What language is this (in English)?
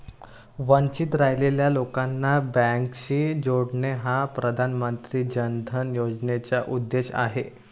Marathi